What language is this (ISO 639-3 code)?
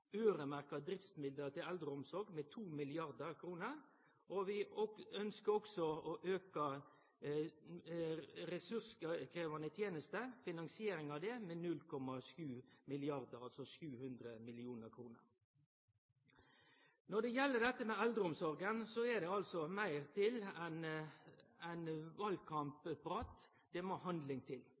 nno